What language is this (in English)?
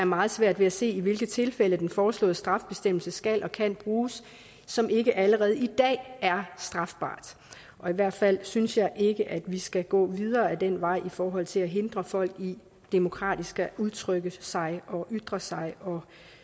Danish